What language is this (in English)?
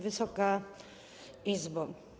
Polish